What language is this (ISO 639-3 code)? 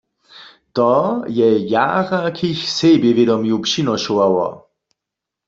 hsb